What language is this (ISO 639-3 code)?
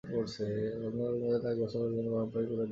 ben